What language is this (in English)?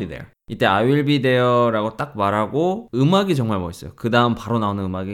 Korean